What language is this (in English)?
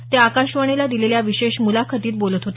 Marathi